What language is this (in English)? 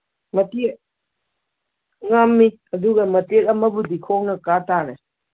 Manipuri